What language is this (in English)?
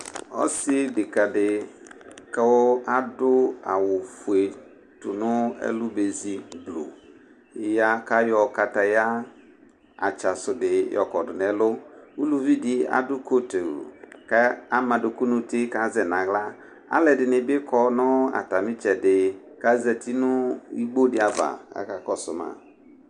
Ikposo